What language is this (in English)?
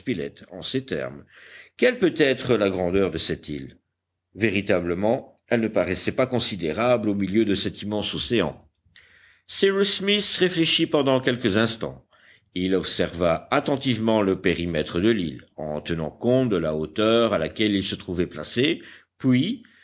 French